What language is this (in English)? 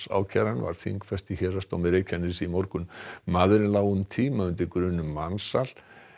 Icelandic